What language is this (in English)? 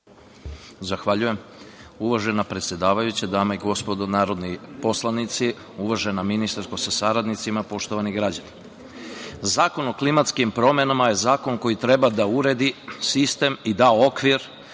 Serbian